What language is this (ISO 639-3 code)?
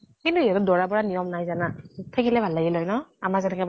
asm